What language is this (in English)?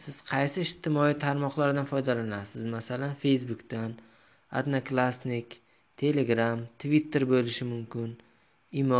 Turkish